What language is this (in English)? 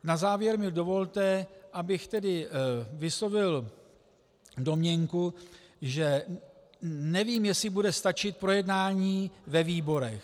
Czech